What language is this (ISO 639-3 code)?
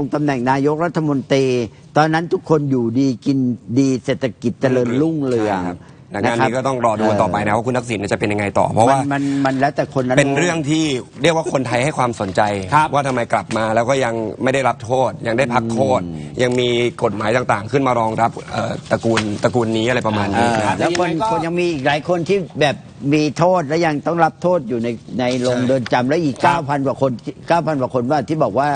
tha